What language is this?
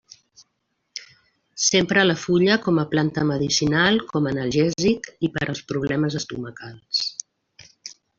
Catalan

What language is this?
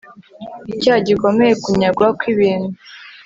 Kinyarwanda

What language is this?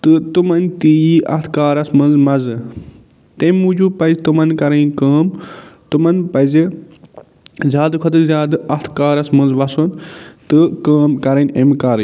Kashmiri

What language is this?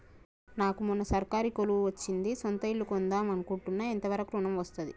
Telugu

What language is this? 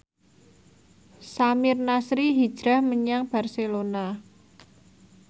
Javanese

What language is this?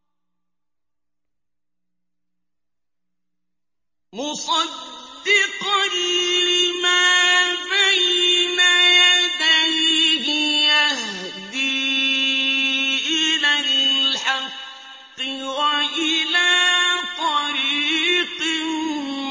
Arabic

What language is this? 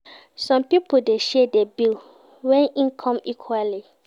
Nigerian Pidgin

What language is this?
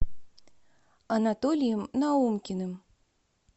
Russian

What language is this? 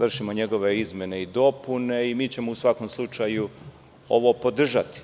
Serbian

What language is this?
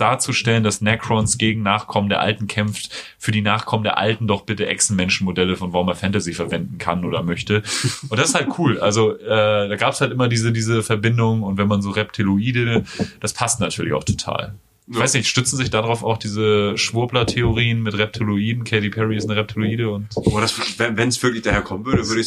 German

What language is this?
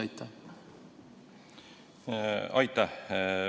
Estonian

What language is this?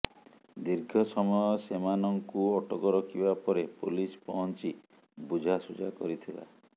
Odia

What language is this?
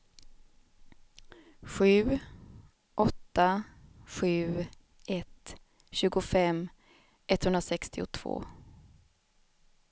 Swedish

